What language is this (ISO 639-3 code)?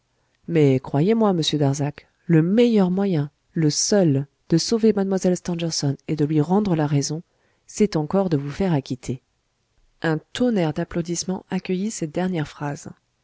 fra